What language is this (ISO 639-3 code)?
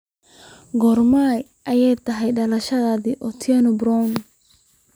som